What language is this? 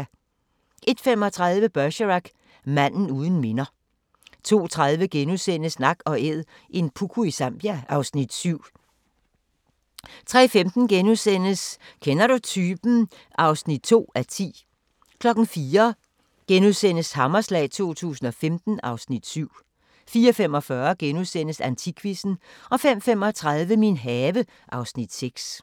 Danish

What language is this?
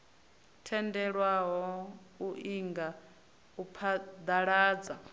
Venda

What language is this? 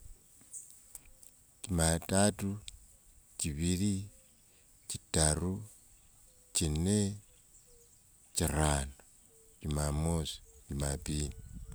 Wanga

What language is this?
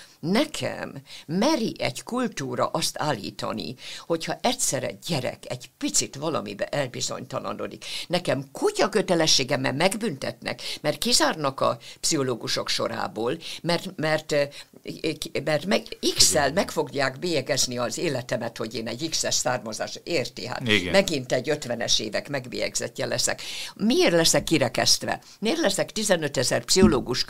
Hungarian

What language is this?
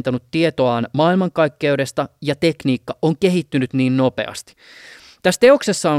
Finnish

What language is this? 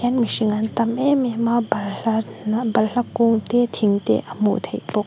Mizo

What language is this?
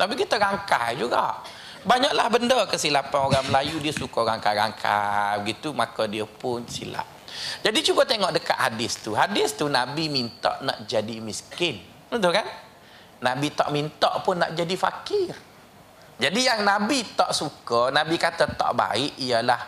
Malay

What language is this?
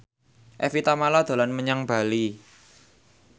Javanese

